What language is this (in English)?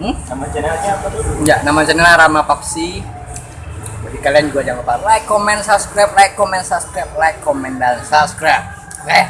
Indonesian